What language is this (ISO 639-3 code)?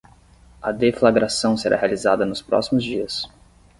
por